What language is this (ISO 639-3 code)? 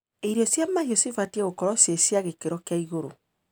kik